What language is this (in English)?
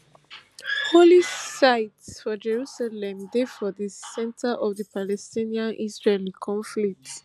Nigerian Pidgin